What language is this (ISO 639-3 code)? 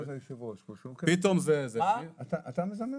heb